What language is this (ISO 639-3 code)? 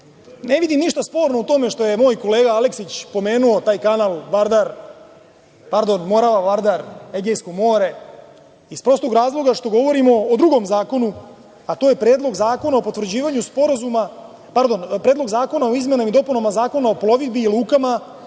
srp